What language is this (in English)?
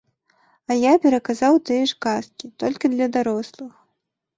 Belarusian